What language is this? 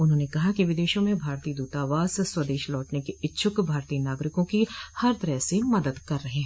Hindi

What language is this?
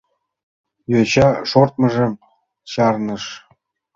Mari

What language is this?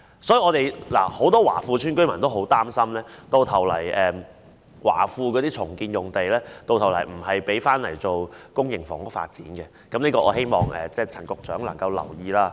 Cantonese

